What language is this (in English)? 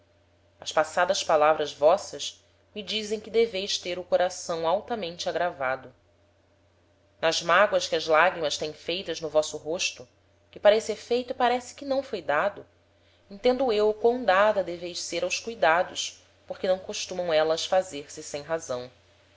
Portuguese